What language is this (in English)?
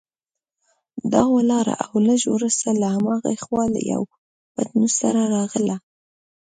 Pashto